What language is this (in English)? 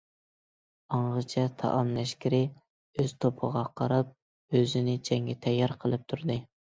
Uyghur